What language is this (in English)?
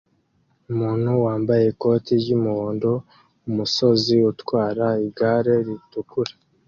Kinyarwanda